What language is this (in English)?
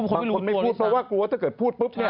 Thai